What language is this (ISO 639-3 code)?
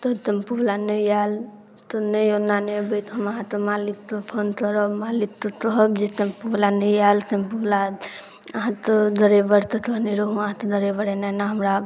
mai